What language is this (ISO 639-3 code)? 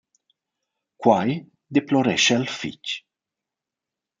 roh